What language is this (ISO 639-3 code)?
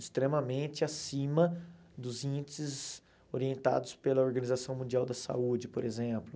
por